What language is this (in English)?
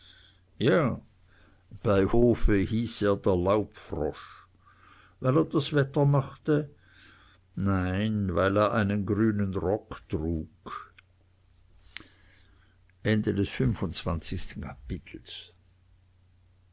German